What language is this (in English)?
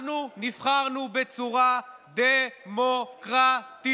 Hebrew